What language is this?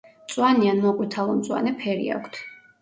Georgian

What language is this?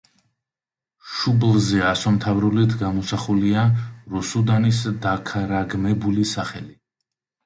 Georgian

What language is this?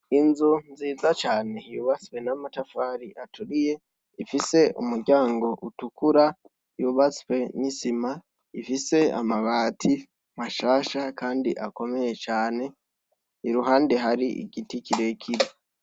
Rundi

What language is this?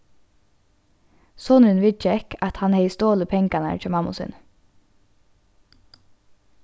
Faroese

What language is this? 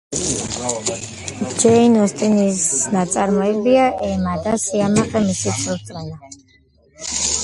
Georgian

